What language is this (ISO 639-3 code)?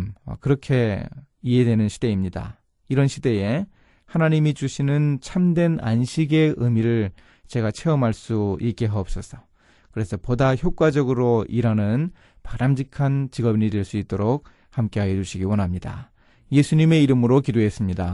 kor